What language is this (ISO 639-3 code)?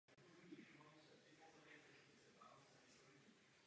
ces